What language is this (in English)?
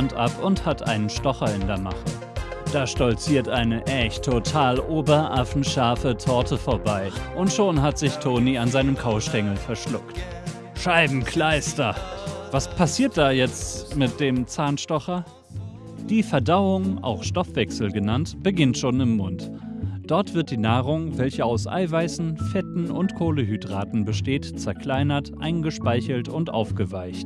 German